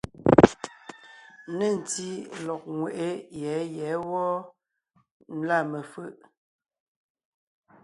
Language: Ngiemboon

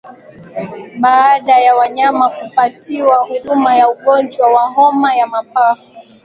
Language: Swahili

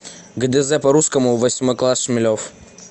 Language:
Russian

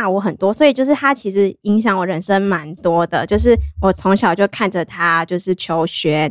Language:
Chinese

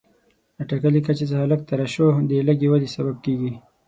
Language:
Pashto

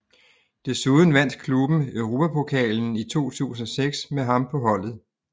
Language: Danish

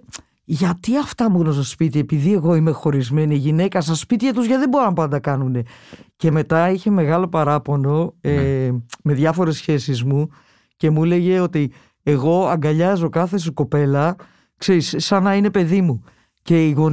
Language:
Greek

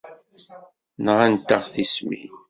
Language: Kabyle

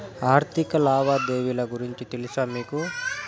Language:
Telugu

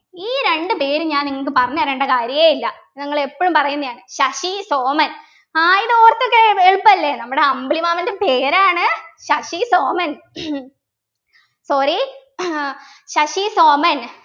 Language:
Malayalam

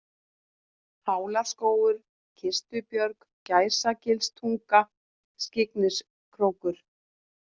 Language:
Icelandic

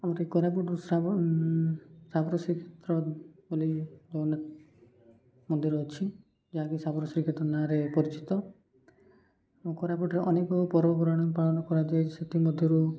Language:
Odia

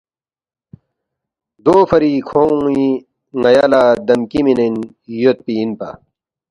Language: Balti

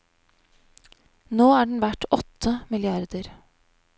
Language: Norwegian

